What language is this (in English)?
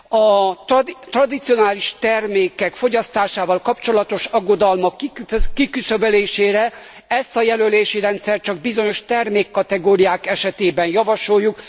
Hungarian